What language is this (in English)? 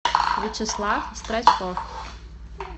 Russian